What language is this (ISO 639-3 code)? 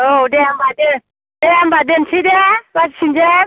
brx